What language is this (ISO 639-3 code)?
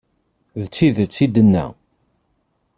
kab